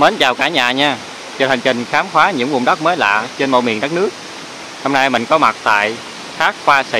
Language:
Vietnamese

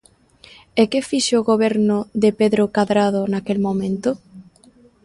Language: Galician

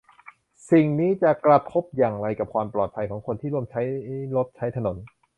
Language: Thai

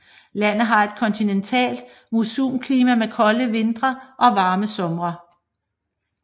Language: Danish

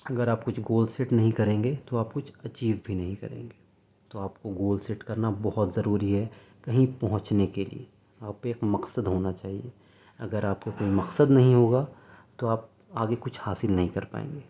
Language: Urdu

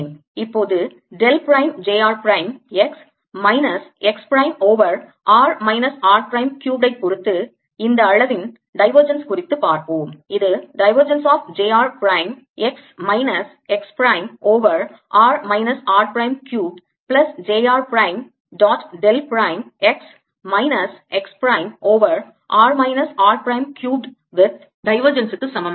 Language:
Tamil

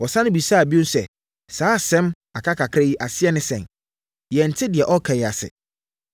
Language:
Akan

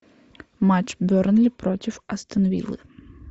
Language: Russian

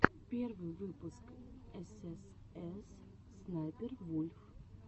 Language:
Russian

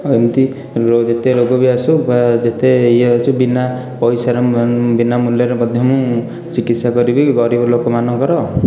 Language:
Odia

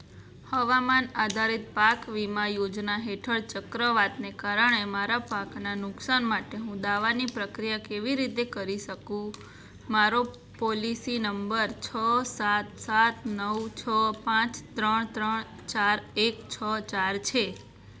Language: Gujarati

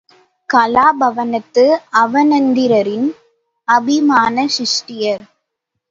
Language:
Tamil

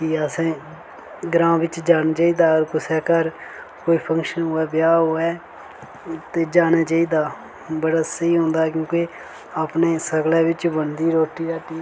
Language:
Dogri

